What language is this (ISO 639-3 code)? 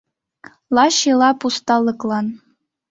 chm